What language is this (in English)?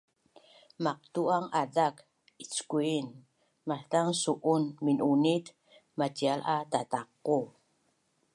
Bunun